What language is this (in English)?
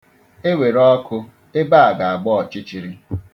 Igbo